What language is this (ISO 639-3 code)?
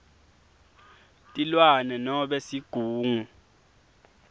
ssw